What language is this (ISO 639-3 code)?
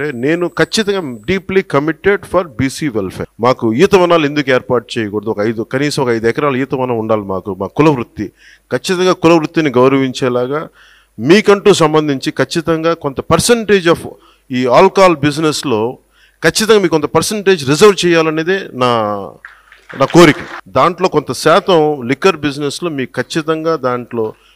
tel